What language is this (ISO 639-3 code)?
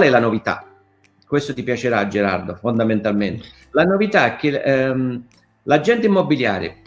ita